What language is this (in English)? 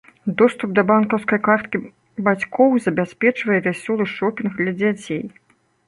Belarusian